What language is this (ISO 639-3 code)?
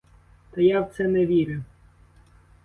ukr